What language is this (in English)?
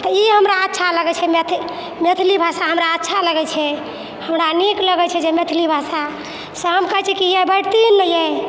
Maithili